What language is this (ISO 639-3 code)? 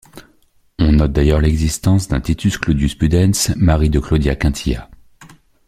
fra